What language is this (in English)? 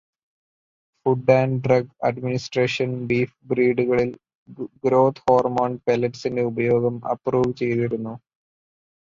Malayalam